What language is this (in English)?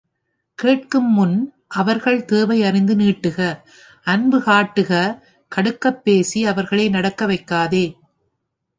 Tamil